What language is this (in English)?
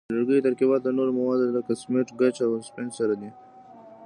Pashto